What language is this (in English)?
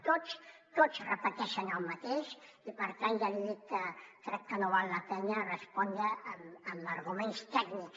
Catalan